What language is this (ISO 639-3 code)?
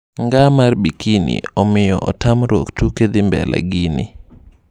luo